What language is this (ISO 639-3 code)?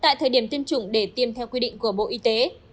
vie